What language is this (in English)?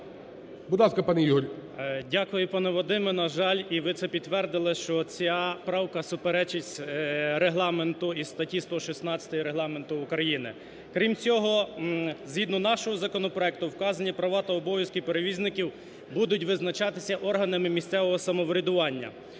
Ukrainian